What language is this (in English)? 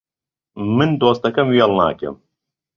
Central Kurdish